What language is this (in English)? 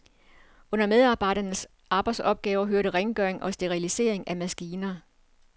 Danish